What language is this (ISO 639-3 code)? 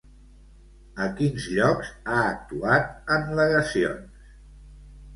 cat